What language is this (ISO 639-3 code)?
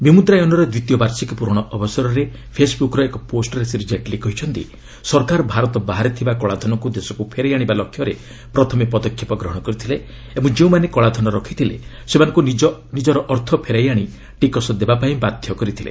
ori